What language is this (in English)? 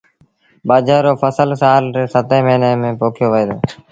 Sindhi Bhil